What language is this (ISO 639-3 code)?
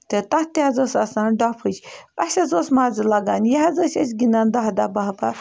kas